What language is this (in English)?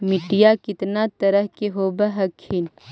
Magahi